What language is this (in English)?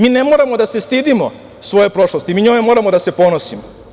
Serbian